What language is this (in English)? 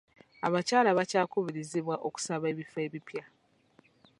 Ganda